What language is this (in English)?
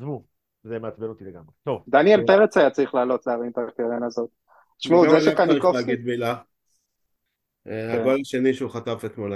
Hebrew